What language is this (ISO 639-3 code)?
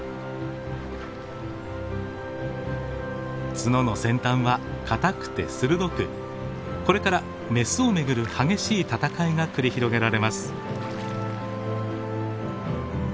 jpn